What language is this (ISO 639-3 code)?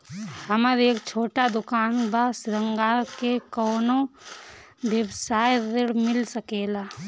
bho